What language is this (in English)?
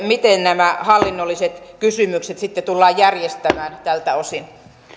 Finnish